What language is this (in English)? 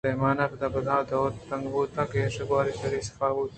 Eastern Balochi